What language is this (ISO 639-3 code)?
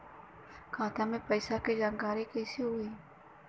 bho